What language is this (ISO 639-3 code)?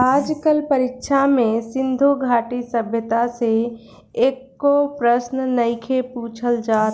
bho